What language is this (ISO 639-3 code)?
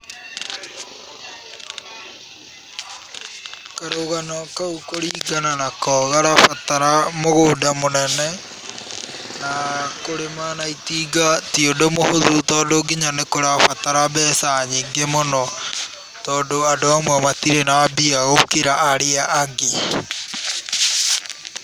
kik